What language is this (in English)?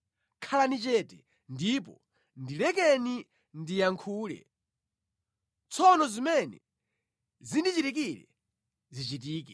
Nyanja